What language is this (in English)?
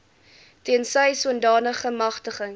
Afrikaans